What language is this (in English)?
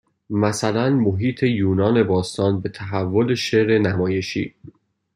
Persian